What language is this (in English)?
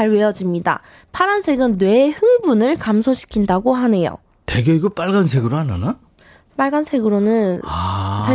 Korean